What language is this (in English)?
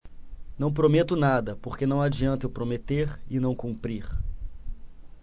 Portuguese